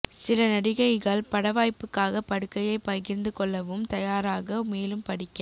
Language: Tamil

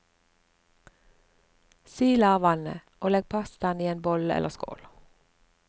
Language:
Norwegian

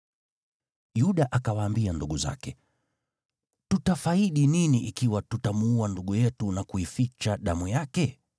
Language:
Swahili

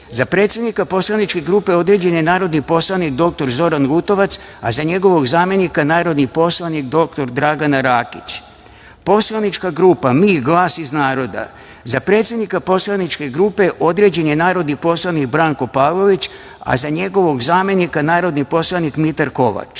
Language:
Serbian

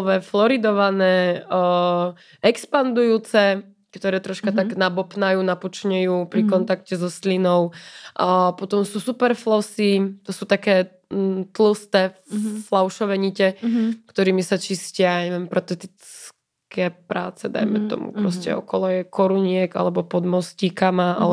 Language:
Czech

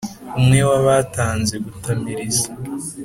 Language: Kinyarwanda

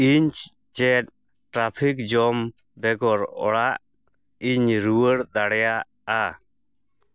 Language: Santali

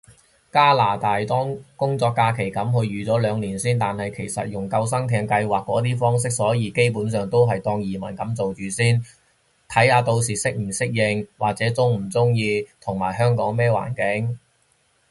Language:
Cantonese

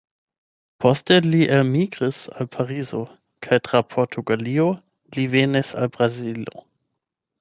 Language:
Esperanto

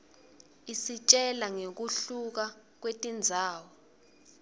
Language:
Swati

